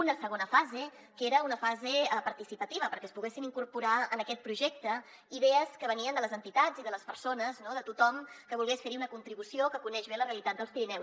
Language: Catalan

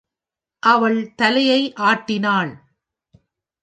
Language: Tamil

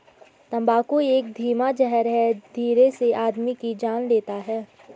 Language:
Hindi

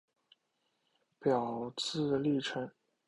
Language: Chinese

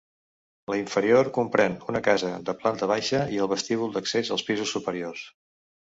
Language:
Catalan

